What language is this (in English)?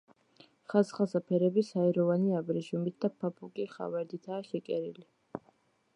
Georgian